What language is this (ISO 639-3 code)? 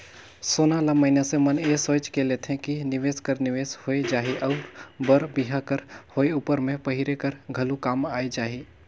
hne